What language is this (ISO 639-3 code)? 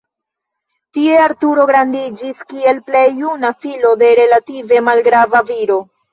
epo